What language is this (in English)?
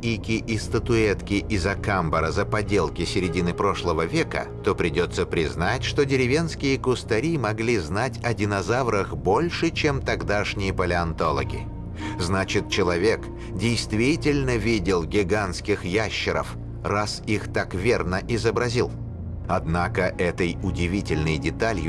Russian